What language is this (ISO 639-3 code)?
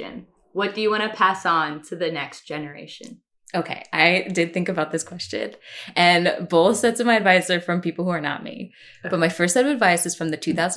eng